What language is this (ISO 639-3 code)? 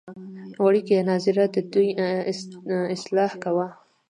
pus